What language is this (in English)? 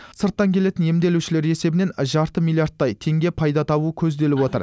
Kazakh